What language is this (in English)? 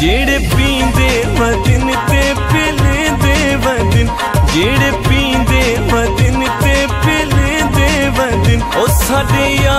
Hindi